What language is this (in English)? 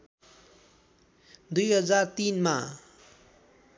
Nepali